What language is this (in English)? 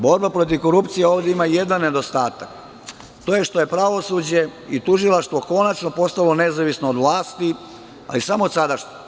Serbian